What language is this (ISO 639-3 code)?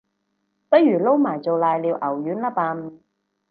yue